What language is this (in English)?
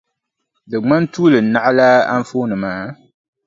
Dagbani